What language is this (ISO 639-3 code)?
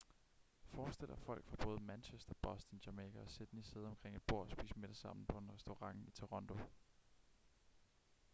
dan